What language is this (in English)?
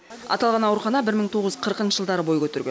Kazakh